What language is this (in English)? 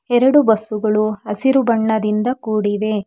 Kannada